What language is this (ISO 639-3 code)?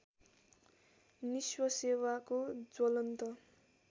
nep